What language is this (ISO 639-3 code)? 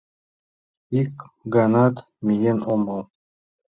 chm